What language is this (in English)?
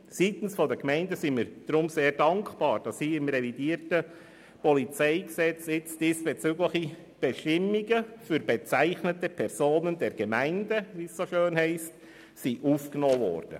Swiss German